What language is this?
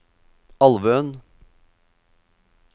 Norwegian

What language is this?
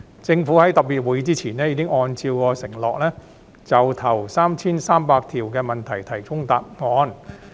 Cantonese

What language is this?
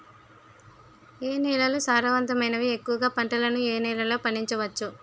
Telugu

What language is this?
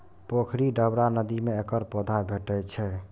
Maithili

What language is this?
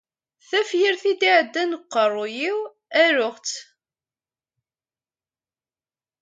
Kabyle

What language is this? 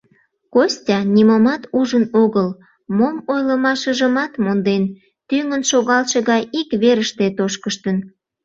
Mari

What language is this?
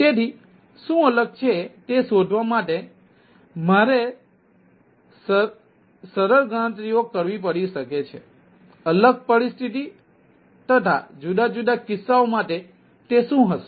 Gujarati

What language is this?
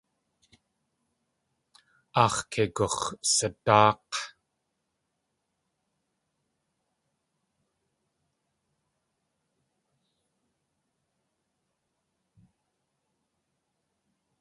Tlingit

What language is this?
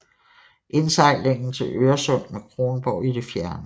Danish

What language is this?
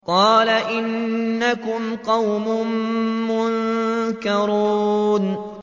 Arabic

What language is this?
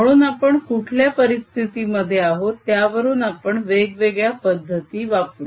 Marathi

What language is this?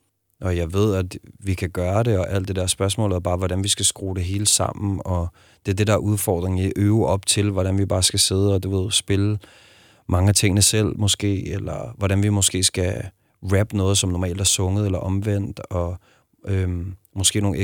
Danish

